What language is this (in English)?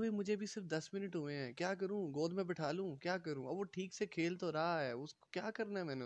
Urdu